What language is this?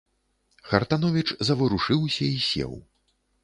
Belarusian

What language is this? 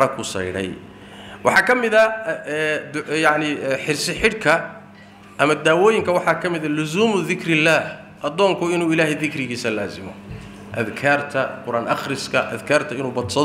Arabic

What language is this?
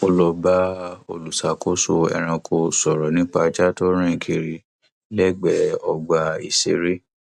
Yoruba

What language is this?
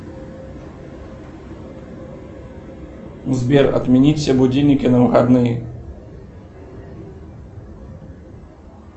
Russian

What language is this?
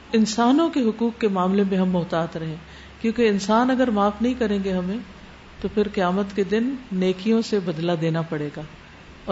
Urdu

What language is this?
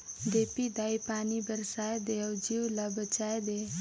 Chhattisgarhi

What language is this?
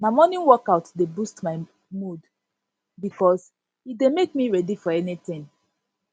Nigerian Pidgin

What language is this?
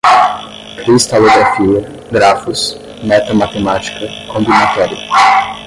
Portuguese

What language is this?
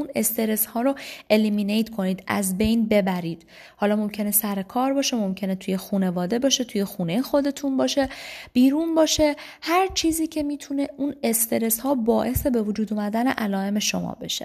Persian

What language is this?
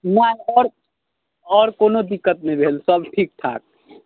Maithili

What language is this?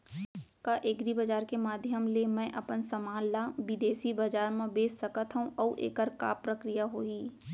Chhattisgarhi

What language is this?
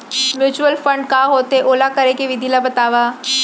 Chhattisgarhi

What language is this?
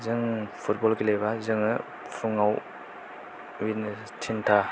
Bodo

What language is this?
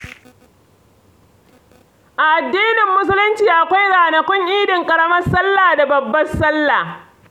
Hausa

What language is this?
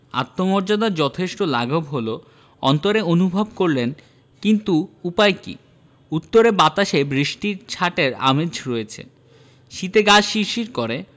Bangla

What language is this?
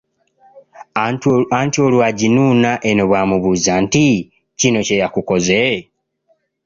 Ganda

